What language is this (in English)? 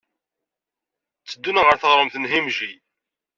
Kabyle